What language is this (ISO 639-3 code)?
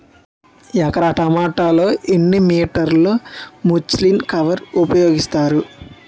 tel